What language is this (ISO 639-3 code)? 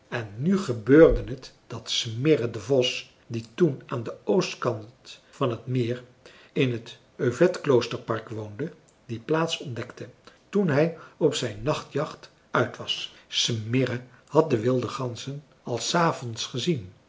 nld